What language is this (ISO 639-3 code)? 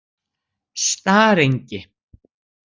isl